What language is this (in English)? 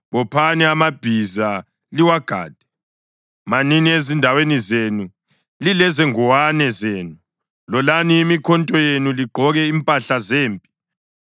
North Ndebele